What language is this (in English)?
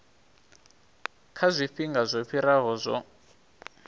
Venda